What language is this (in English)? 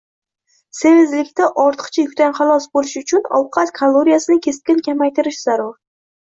Uzbek